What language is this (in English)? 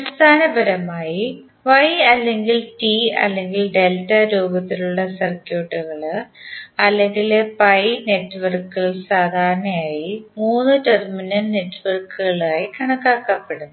Malayalam